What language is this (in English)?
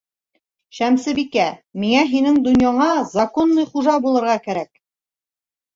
Bashkir